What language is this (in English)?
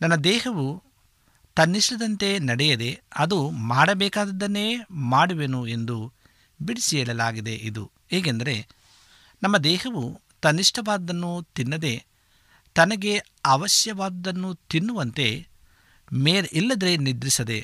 Kannada